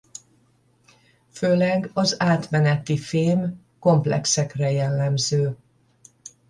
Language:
Hungarian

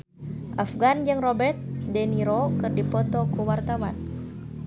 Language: Sundanese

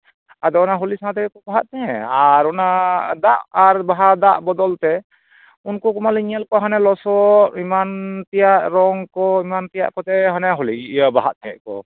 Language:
Santali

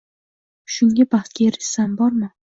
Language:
Uzbek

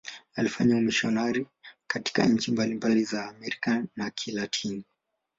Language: Swahili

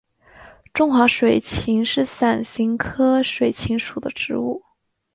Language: Chinese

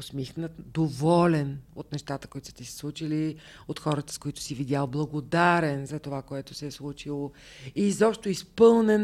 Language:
Bulgarian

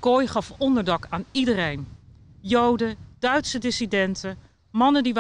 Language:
Dutch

